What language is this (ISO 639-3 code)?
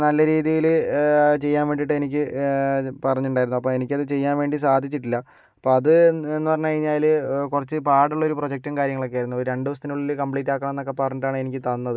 mal